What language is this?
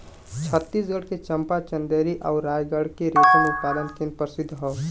Bhojpuri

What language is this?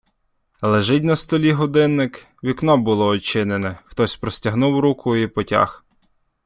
Ukrainian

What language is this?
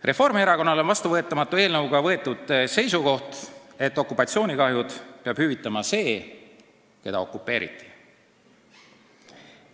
Estonian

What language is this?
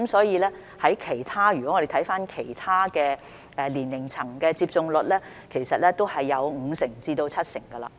Cantonese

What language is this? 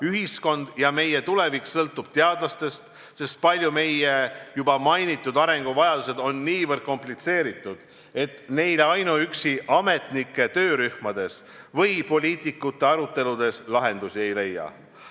Estonian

